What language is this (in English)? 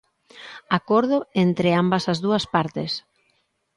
Galician